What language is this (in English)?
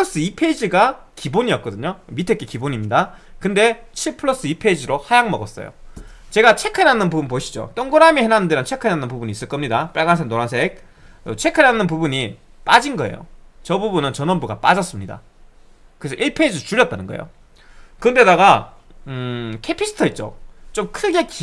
Korean